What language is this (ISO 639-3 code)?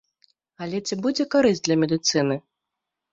bel